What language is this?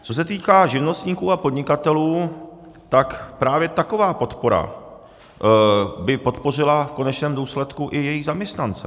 Czech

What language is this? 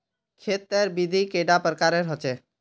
Magahi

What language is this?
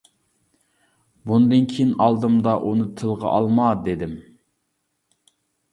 Uyghur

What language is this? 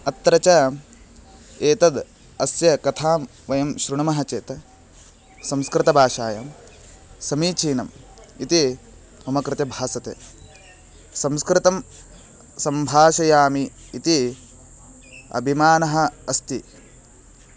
Sanskrit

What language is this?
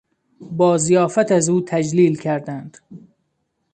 Persian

